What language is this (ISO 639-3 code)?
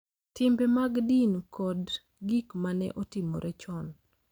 luo